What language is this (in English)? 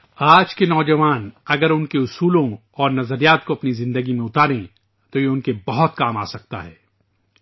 Urdu